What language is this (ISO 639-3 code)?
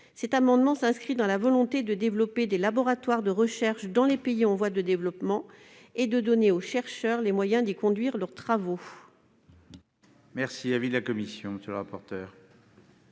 fra